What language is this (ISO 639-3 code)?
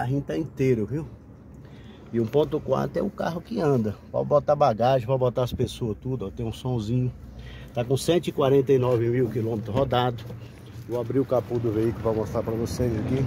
por